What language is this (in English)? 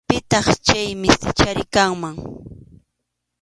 Arequipa-La Unión Quechua